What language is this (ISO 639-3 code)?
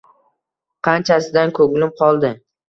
uzb